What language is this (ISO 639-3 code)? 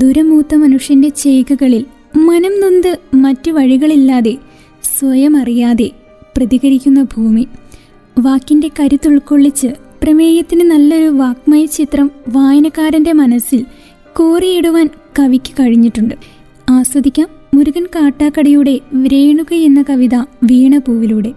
mal